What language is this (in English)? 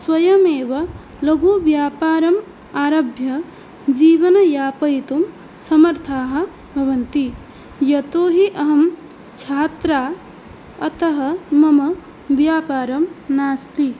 Sanskrit